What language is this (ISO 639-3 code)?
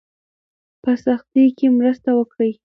pus